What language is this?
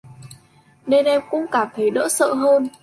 Vietnamese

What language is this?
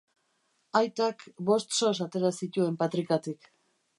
Basque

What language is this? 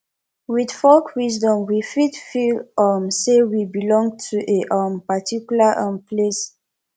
Nigerian Pidgin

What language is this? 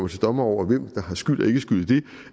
Danish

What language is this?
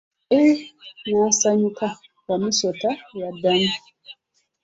Ganda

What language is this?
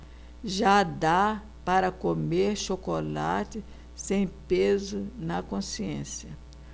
Portuguese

